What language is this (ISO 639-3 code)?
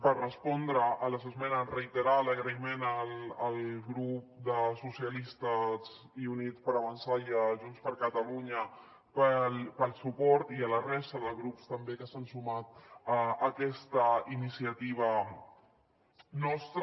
cat